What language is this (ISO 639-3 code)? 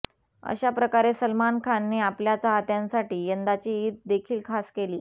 mar